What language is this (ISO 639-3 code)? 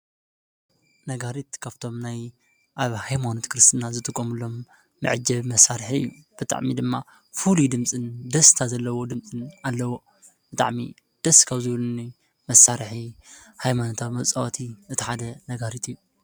tir